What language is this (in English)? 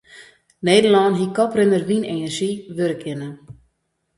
Western Frisian